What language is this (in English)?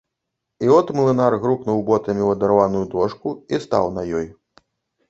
Belarusian